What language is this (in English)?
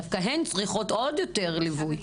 Hebrew